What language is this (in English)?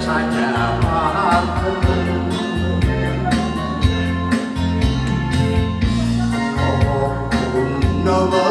Korean